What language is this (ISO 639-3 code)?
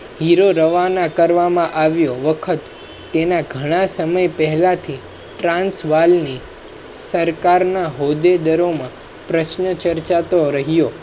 guj